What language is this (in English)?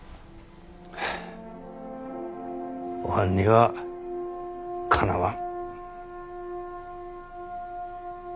Japanese